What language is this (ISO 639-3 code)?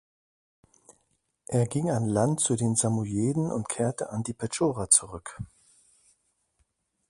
deu